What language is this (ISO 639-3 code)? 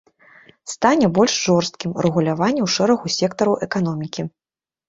bel